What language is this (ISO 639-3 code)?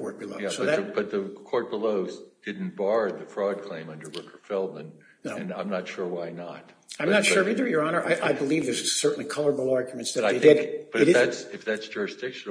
eng